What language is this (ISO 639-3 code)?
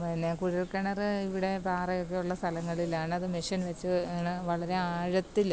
mal